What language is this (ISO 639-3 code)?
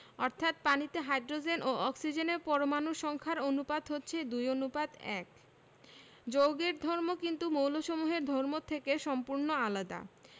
ben